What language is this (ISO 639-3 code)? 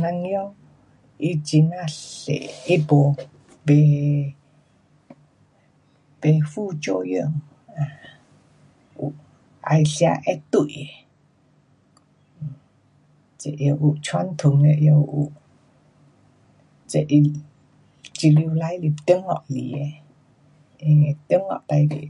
cpx